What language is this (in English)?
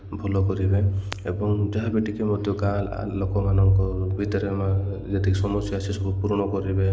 Odia